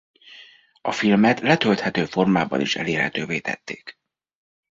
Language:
Hungarian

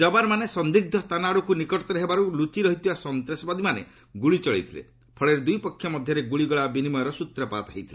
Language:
Odia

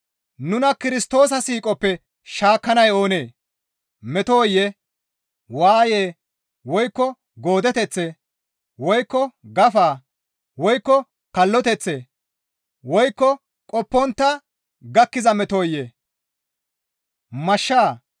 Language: Gamo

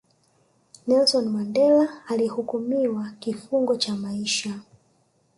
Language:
Swahili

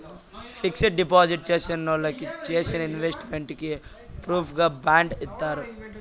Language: Telugu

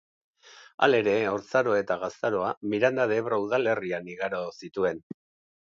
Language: Basque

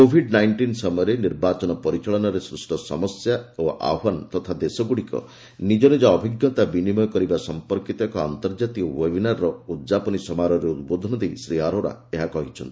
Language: Odia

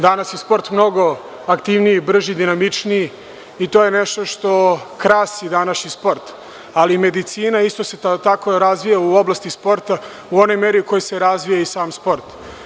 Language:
Serbian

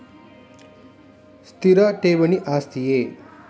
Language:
Kannada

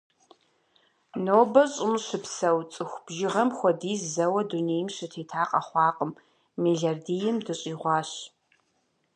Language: Kabardian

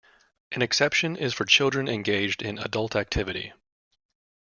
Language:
English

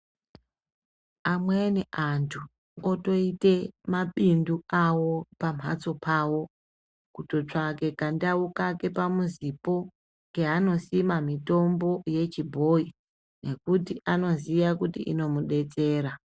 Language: Ndau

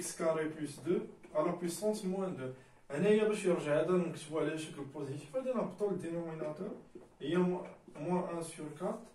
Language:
French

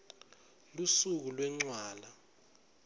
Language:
Swati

